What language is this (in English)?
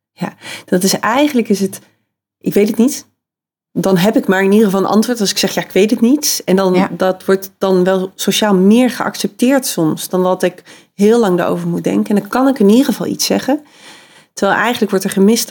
Dutch